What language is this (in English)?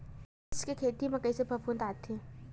Chhattisgarhi